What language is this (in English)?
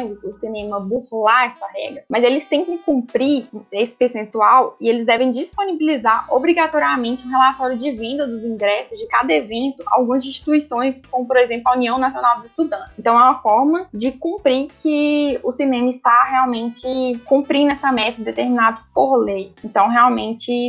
Portuguese